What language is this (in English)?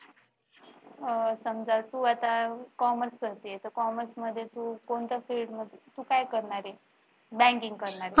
Marathi